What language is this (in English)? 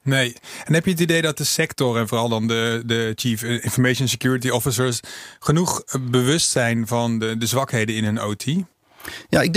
Dutch